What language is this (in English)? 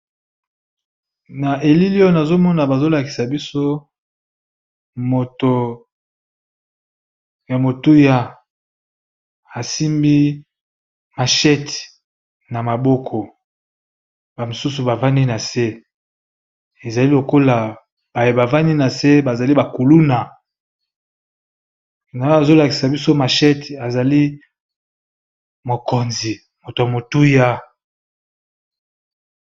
Lingala